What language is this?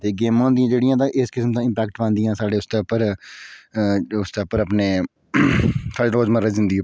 Dogri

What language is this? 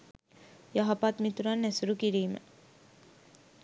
Sinhala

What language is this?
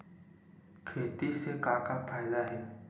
Chhattisgarhi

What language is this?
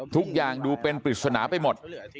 Thai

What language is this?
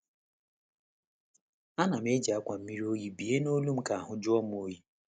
Igbo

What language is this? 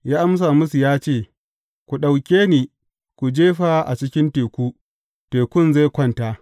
Hausa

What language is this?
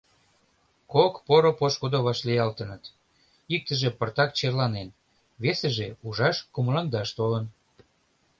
Mari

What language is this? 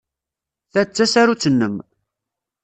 Kabyle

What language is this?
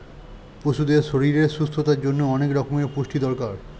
Bangla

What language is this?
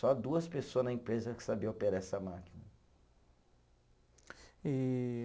Portuguese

